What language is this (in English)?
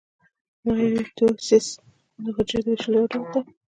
Pashto